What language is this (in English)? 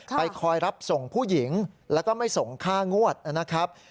Thai